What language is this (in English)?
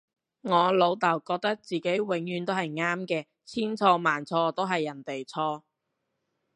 Cantonese